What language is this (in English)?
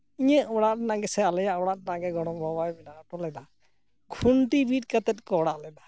Santali